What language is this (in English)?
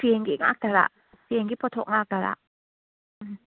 Manipuri